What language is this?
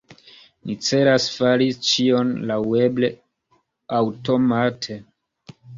Esperanto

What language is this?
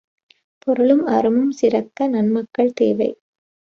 Tamil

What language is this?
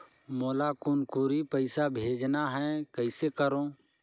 Chhattisgarhi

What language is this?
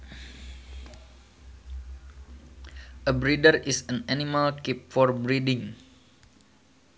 Sundanese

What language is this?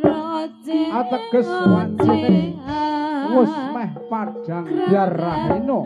Thai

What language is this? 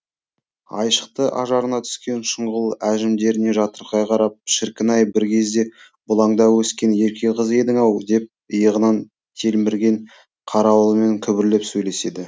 Kazakh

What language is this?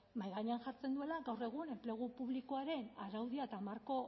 Basque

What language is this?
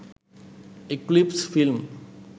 Sinhala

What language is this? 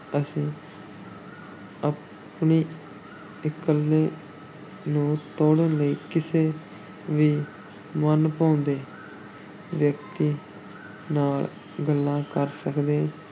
Punjabi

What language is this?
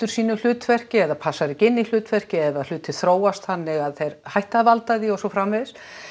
Icelandic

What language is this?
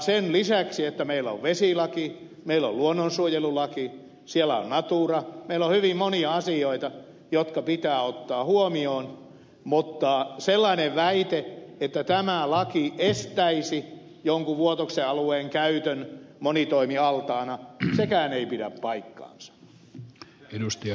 Finnish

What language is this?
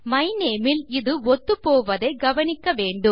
Tamil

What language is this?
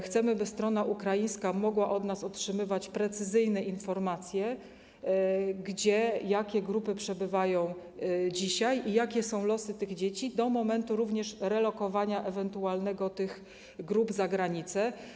Polish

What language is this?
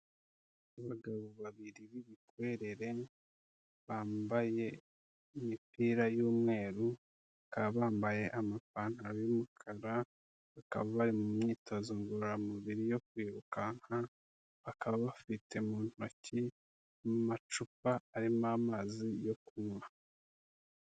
Kinyarwanda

